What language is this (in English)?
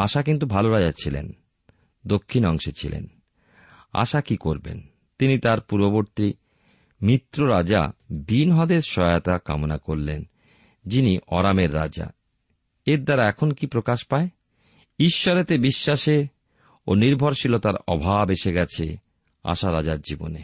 Bangla